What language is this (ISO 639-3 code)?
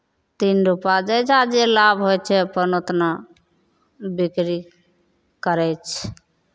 mai